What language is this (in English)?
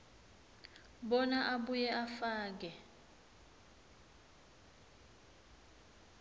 Swati